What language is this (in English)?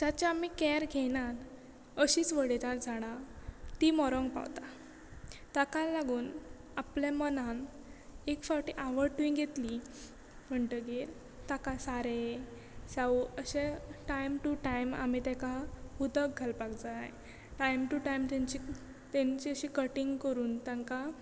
Konkani